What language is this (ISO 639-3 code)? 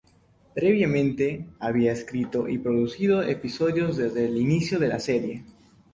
spa